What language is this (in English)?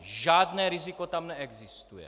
Czech